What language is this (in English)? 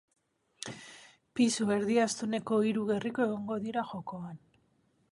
Basque